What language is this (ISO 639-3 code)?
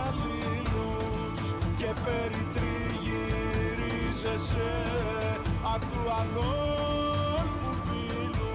ell